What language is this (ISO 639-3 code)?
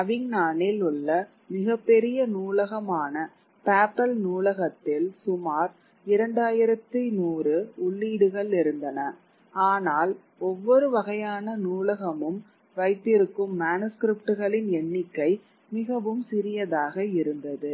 tam